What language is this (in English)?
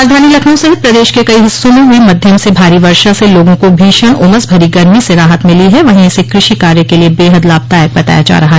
Hindi